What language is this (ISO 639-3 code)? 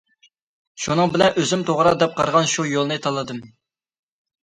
uig